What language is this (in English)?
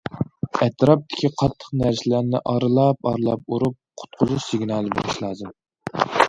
Uyghur